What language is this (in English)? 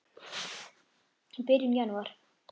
Icelandic